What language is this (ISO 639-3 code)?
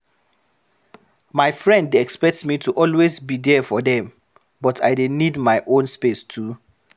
pcm